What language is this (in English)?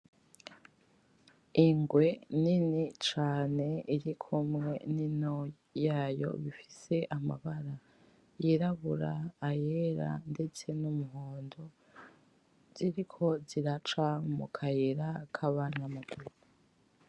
Rundi